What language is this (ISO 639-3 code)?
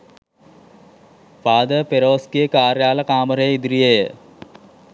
sin